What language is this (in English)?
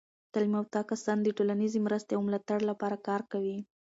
Pashto